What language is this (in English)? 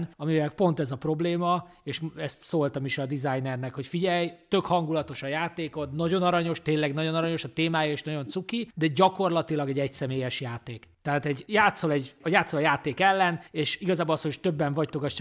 Hungarian